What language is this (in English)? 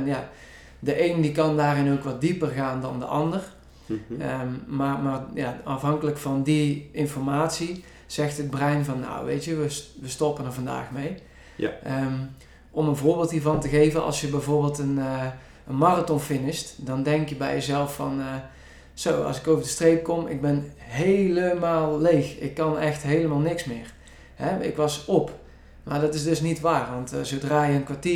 Dutch